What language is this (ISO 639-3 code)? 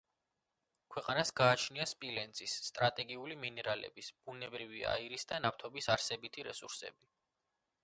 kat